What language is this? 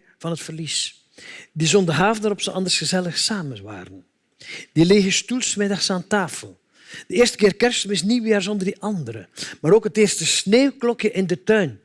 Dutch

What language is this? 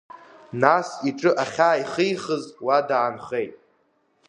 Abkhazian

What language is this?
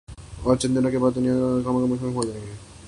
Urdu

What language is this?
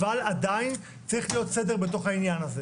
Hebrew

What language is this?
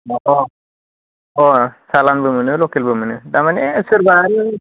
Bodo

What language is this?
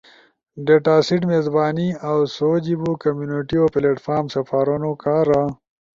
Ushojo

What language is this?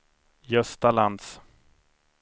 Swedish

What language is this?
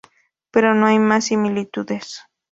Spanish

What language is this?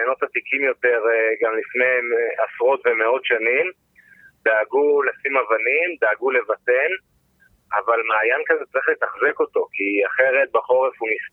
Hebrew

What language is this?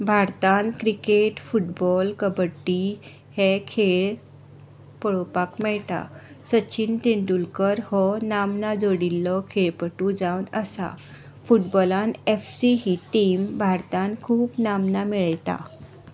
Konkani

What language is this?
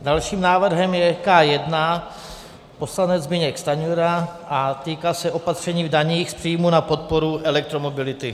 Czech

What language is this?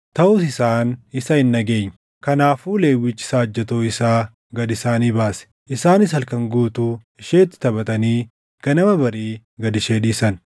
Oromo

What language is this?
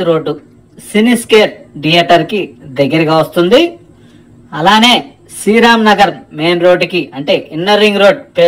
Telugu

